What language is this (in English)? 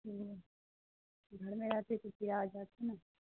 Urdu